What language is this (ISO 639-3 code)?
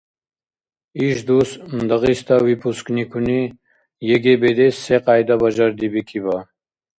dar